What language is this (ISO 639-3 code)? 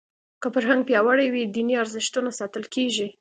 pus